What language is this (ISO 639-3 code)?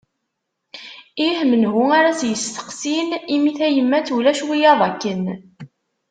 kab